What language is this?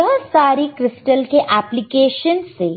Hindi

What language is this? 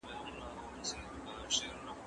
Pashto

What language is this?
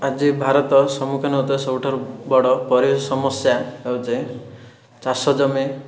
Odia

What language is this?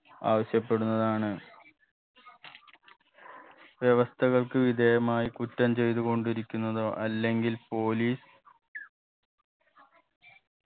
Malayalam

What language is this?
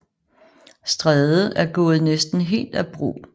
Danish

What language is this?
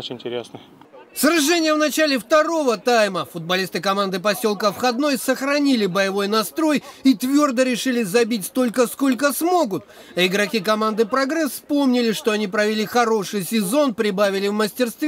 Russian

